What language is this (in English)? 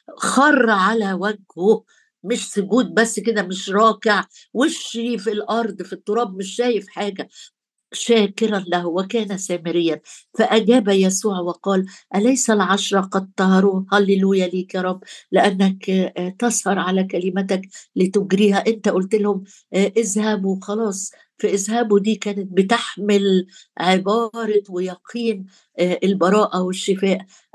Arabic